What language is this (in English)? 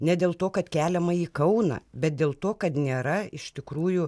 Lithuanian